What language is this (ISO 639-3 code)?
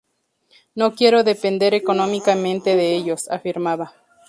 spa